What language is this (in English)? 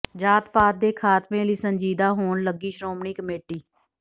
Punjabi